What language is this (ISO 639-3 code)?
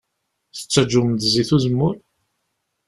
kab